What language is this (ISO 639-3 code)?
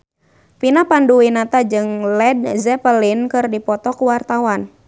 sun